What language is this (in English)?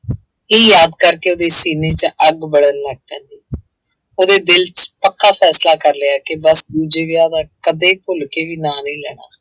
Punjabi